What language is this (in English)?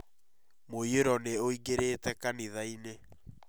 Kikuyu